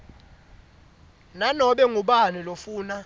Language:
Swati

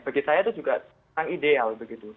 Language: Indonesian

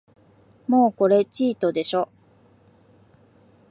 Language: Japanese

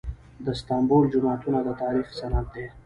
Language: Pashto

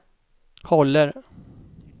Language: Swedish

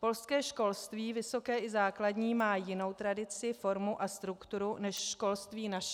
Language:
Czech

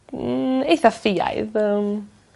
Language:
Welsh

